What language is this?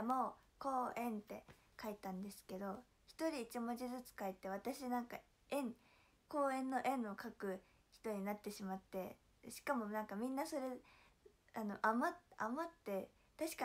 Japanese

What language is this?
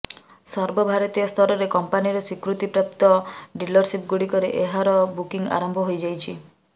Odia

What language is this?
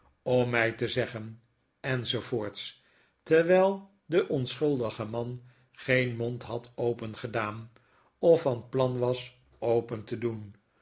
Dutch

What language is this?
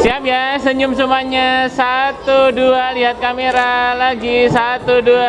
Indonesian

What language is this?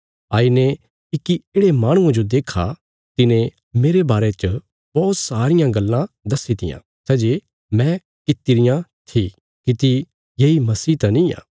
Bilaspuri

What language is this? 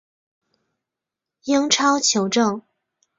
Chinese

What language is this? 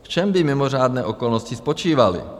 Czech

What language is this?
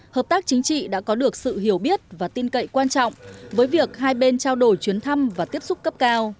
Vietnamese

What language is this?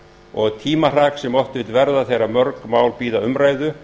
Icelandic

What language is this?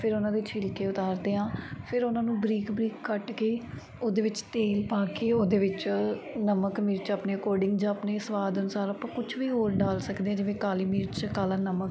Punjabi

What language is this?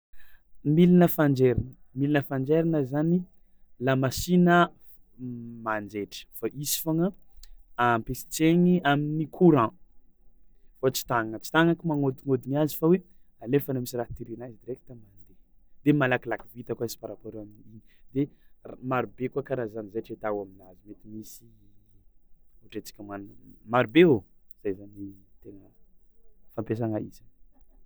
Tsimihety Malagasy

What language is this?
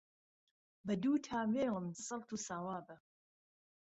Central Kurdish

